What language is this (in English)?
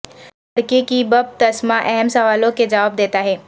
Urdu